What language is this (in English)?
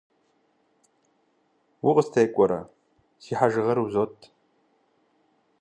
Kabardian